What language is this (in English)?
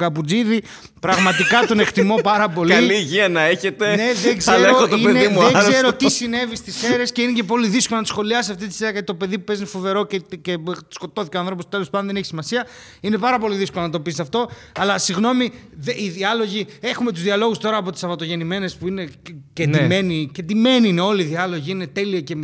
Greek